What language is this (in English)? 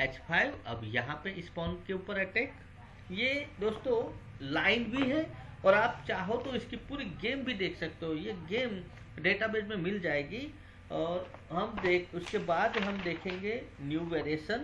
Hindi